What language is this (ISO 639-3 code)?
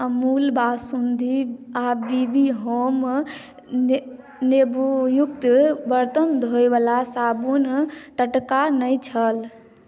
mai